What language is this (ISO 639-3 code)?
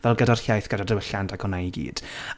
cym